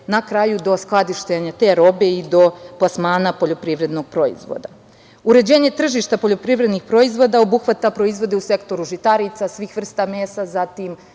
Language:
Serbian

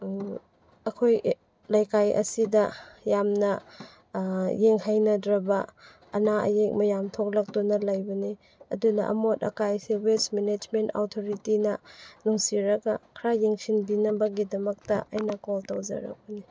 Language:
Manipuri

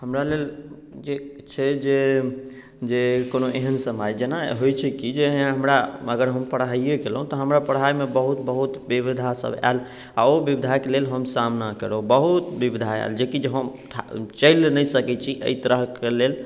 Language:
Maithili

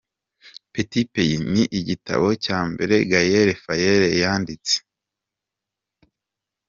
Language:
Kinyarwanda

